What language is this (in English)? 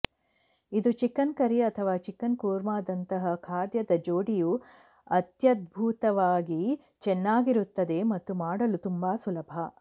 Kannada